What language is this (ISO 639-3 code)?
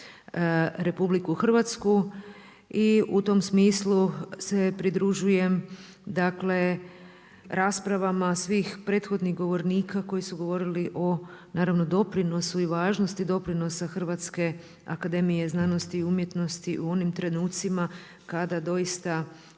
hrv